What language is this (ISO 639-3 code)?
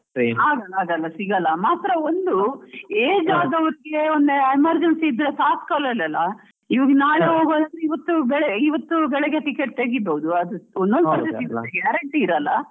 kan